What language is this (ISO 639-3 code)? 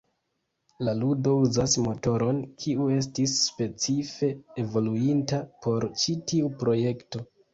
epo